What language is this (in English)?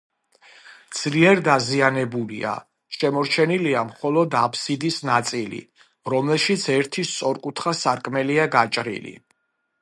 Georgian